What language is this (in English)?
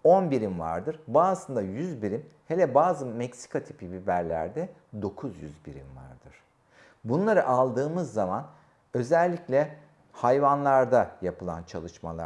Turkish